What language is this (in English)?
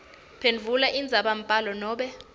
Swati